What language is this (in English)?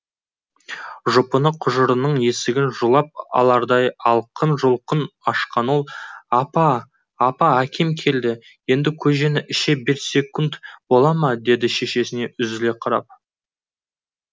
Kazakh